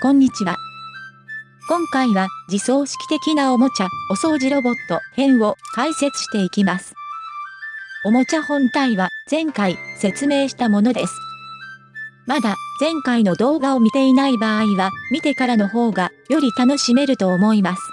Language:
Japanese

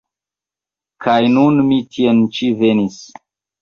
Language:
Esperanto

